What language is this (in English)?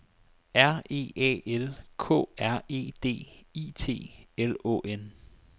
Danish